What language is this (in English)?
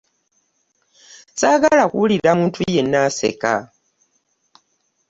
Ganda